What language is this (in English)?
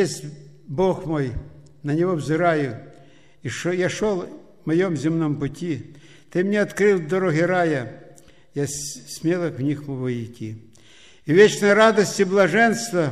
Russian